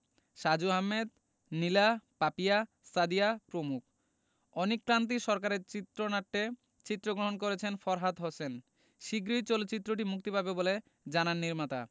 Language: Bangla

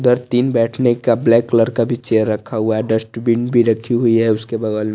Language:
Hindi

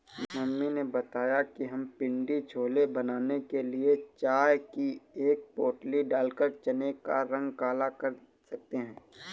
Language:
Hindi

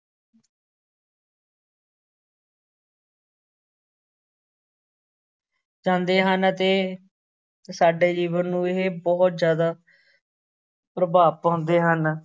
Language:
Punjabi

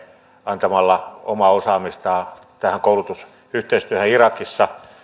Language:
Finnish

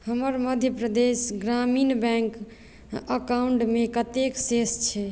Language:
Maithili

